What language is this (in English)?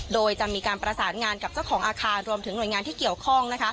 Thai